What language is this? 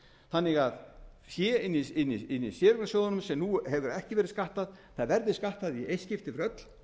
Icelandic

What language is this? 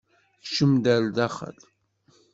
Kabyle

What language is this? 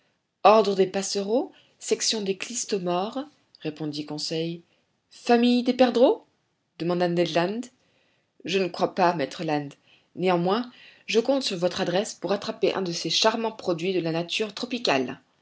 French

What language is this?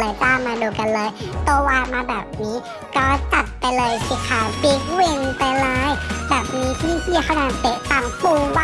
Thai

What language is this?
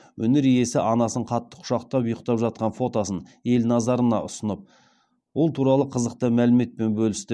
Kazakh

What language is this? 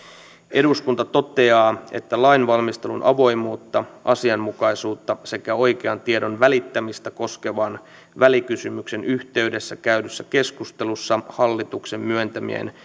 Finnish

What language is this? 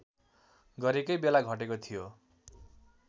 Nepali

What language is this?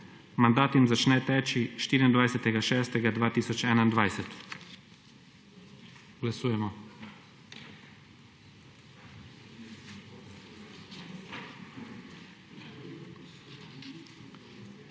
Slovenian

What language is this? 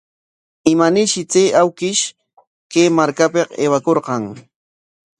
Corongo Ancash Quechua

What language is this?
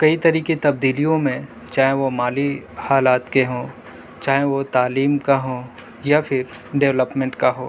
Urdu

